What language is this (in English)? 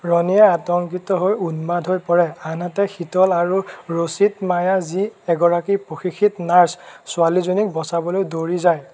Assamese